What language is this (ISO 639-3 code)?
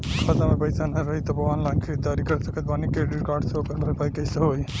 bho